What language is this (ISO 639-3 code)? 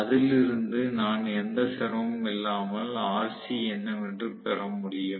tam